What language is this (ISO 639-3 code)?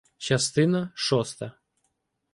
ukr